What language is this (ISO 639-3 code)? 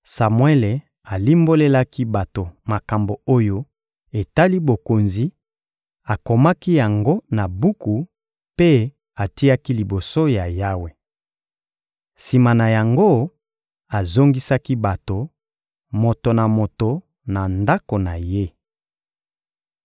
lin